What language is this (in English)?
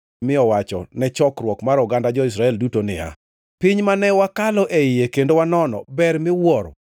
Luo (Kenya and Tanzania)